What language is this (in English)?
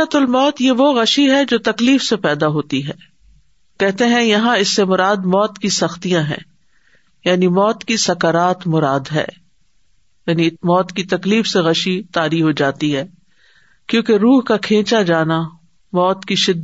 Urdu